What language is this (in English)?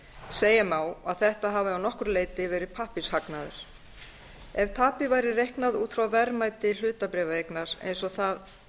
Icelandic